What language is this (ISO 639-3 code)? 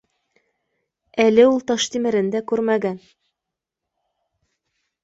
bak